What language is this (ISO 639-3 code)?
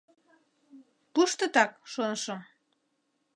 chm